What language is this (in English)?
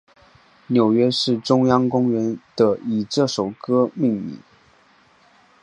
Chinese